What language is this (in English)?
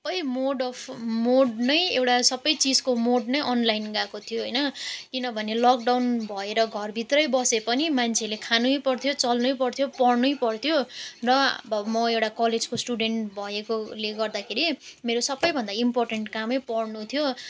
Nepali